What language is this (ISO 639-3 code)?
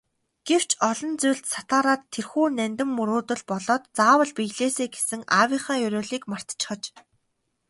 mon